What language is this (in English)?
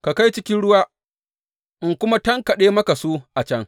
Hausa